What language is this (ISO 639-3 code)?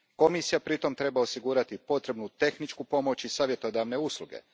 hrv